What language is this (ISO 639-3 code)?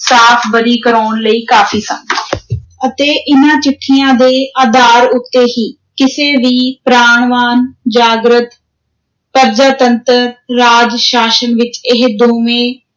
pan